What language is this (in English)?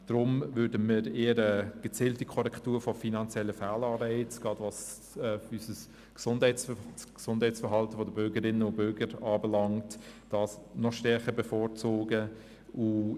Swiss German